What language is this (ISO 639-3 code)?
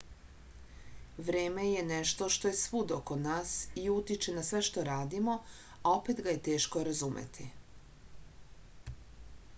srp